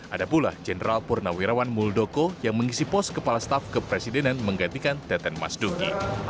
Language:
Indonesian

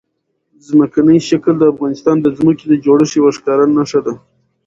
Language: Pashto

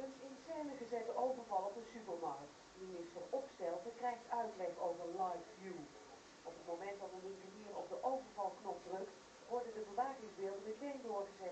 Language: Dutch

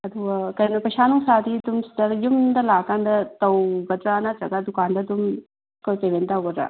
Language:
Manipuri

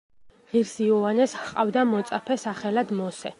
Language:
Georgian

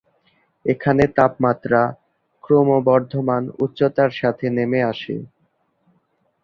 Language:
Bangla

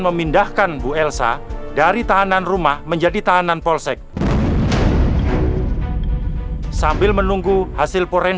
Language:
Indonesian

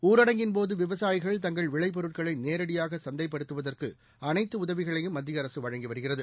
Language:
Tamil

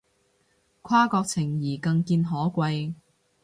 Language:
Cantonese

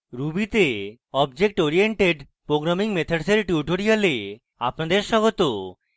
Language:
Bangla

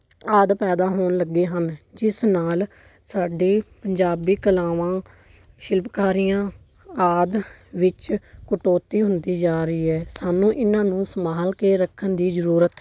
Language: Punjabi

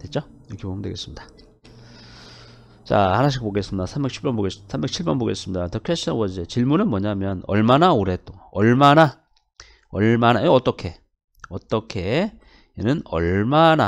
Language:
Korean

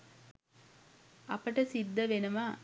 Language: Sinhala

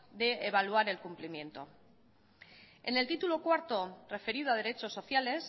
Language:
Spanish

